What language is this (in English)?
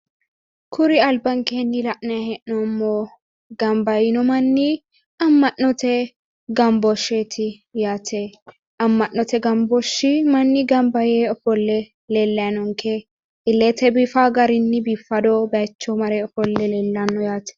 Sidamo